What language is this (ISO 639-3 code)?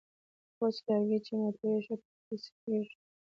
pus